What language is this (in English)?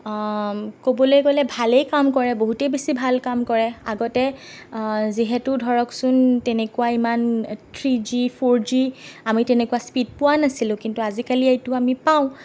Assamese